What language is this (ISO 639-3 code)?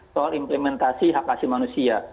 ind